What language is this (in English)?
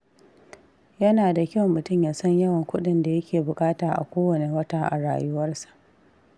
Hausa